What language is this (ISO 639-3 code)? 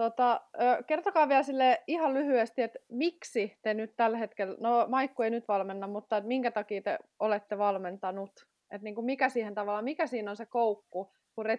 fin